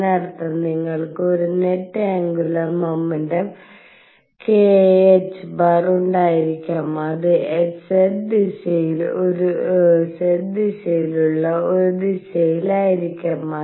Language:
Malayalam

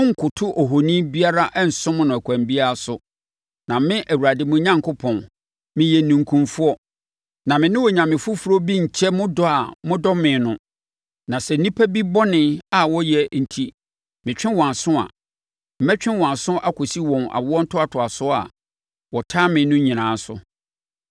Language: Akan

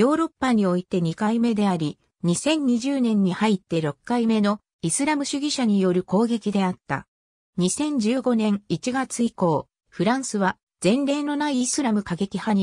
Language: Japanese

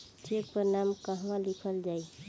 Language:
Bhojpuri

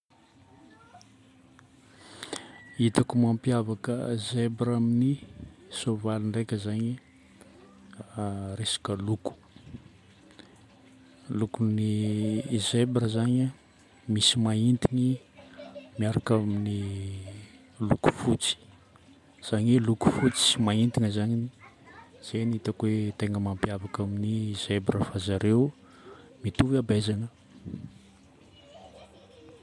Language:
Northern Betsimisaraka Malagasy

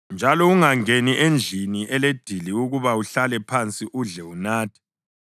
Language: North Ndebele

